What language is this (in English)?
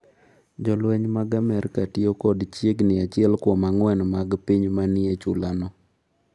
Luo (Kenya and Tanzania)